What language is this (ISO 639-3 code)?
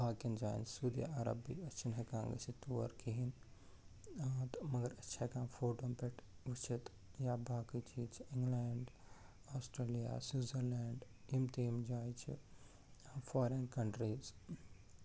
kas